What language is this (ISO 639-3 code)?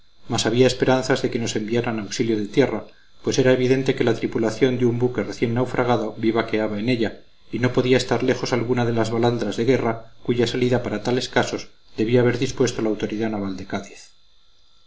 spa